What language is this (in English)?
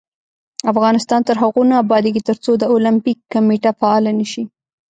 Pashto